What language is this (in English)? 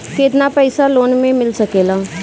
Bhojpuri